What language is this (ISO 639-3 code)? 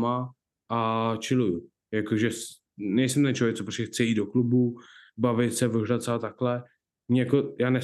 ces